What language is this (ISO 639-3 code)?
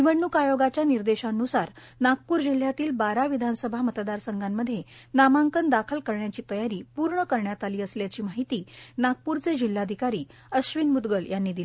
mar